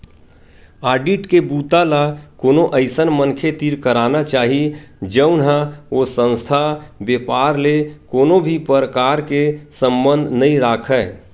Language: Chhattisgarhi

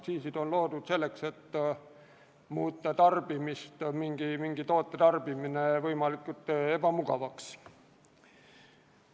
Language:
Estonian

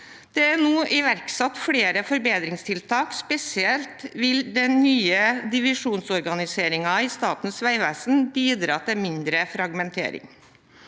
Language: Norwegian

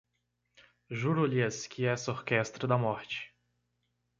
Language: Portuguese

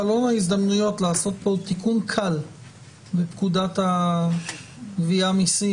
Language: Hebrew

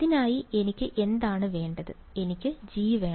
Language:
Malayalam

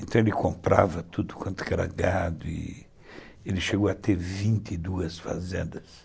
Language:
Portuguese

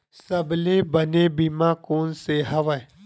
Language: Chhattisgarhi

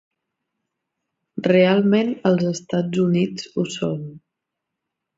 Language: Catalan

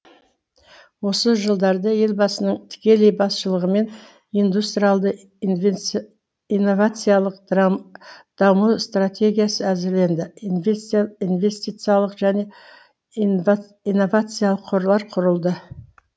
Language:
Kazakh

